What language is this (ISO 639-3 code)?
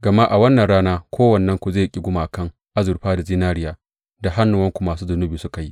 hau